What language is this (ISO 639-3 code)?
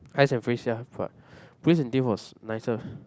eng